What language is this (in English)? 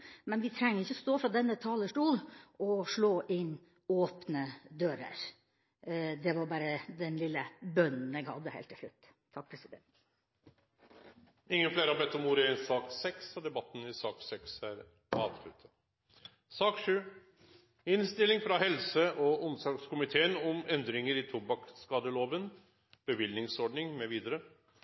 Norwegian